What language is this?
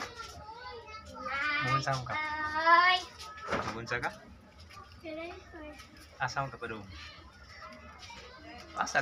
Indonesian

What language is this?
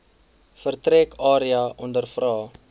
Afrikaans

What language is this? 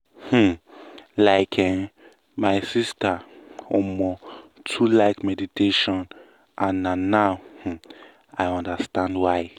Nigerian Pidgin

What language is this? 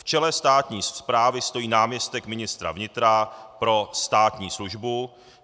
Czech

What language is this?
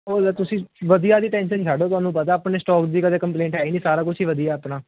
Punjabi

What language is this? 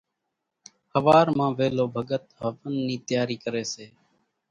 Kachi Koli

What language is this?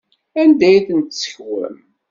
Kabyle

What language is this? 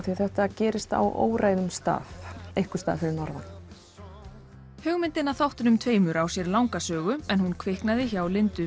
Icelandic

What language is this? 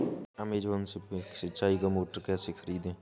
Hindi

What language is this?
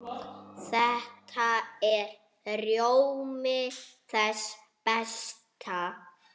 Icelandic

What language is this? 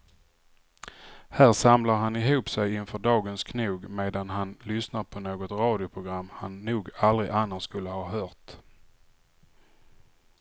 Swedish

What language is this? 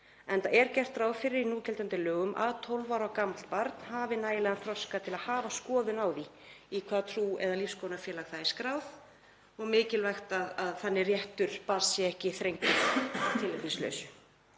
Icelandic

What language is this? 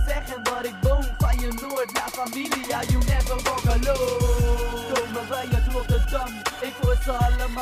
Dutch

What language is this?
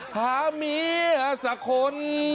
Thai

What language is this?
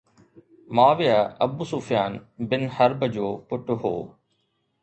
Sindhi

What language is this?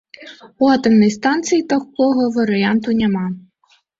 Belarusian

